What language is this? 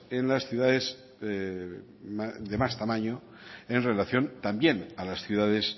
Spanish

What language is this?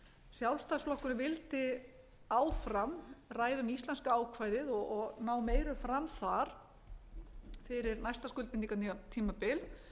Icelandic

